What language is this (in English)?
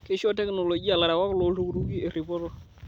Masai